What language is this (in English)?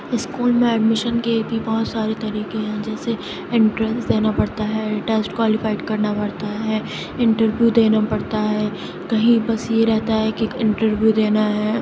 Urdu